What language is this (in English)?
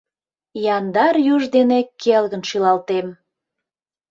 Mari